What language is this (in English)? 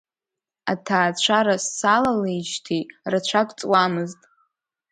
Abkhazian